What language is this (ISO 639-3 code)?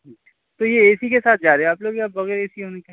urd